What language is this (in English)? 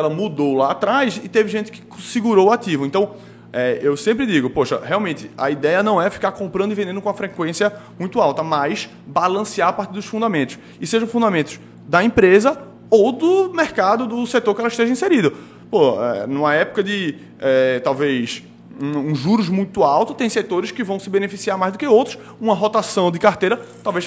Portuguese